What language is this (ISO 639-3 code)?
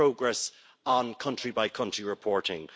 eng